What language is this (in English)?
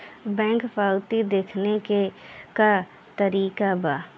Bhojpuri